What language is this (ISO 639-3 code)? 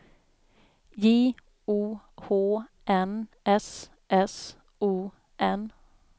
swe